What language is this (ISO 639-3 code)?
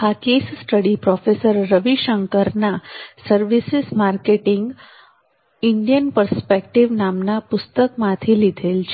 guj